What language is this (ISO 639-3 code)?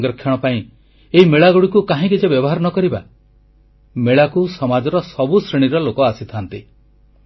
ori